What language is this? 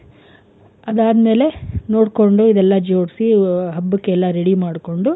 Kannada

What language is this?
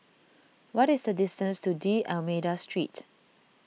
English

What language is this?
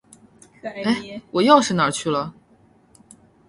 Chinese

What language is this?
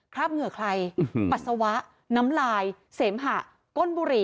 Thai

